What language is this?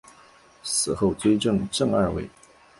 Chinese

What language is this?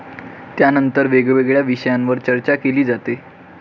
Marathi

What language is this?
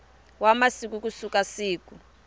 Tsonga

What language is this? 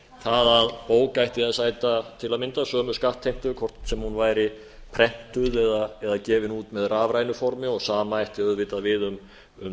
Icelandic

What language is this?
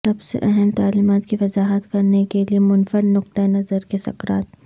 Urdu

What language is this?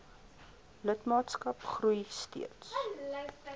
Afrikaans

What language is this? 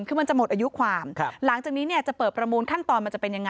Thai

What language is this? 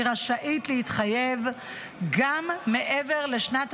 Hebrew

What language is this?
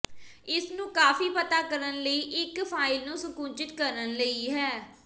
Punjabi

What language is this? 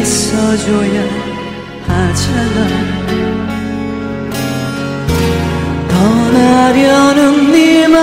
Korean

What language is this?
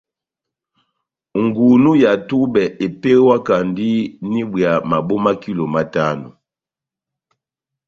Batanga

